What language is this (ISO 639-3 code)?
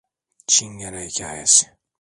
tur